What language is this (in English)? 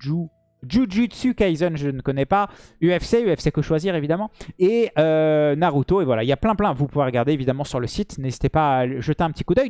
French